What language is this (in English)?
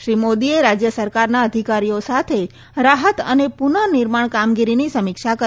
Gujarati